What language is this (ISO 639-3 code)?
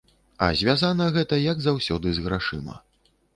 bel